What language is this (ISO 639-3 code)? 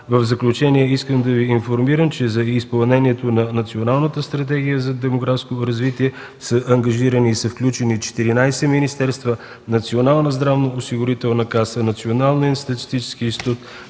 bul